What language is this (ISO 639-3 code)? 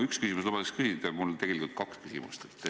est